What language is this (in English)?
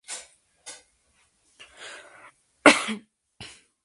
Spanish